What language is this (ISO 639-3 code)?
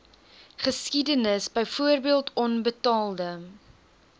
afr